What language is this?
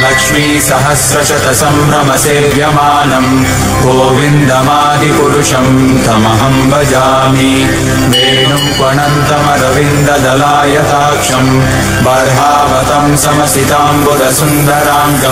Hindi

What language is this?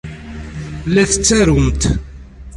Kabyle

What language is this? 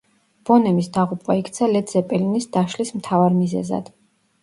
Georgian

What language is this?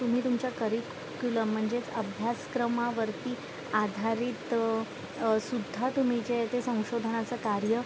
Marathi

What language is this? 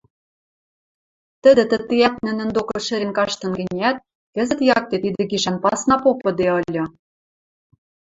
Western Mari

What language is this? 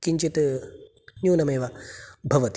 Sanskrit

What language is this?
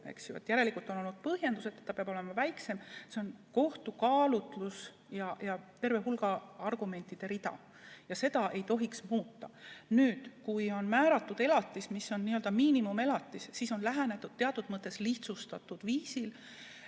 Estonian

